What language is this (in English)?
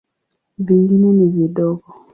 Swahili